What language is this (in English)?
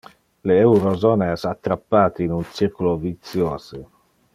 Interlingua